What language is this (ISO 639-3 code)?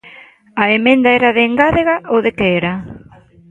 glg